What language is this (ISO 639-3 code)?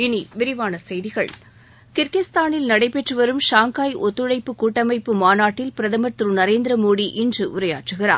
tam